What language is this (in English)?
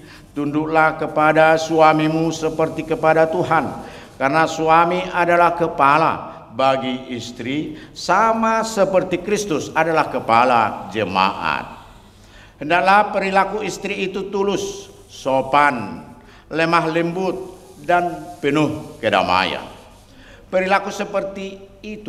Indonesian